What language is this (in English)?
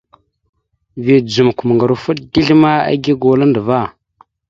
Mada (Cameroon)